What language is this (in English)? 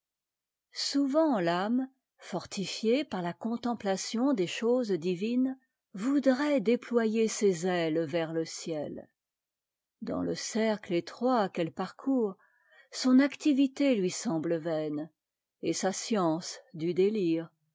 French